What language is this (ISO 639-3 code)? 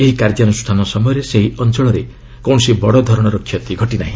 ori